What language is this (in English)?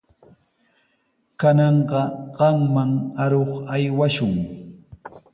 Sihuas Ancash Quechua